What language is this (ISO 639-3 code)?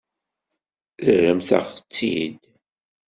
kab